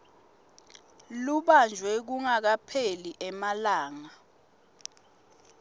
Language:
Swati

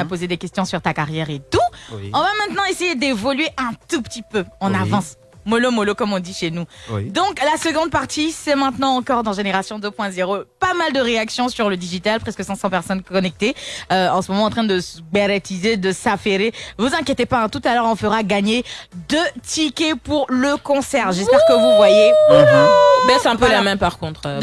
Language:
French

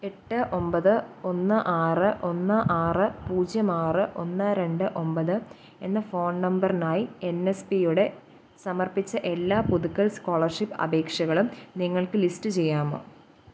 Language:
Malayalam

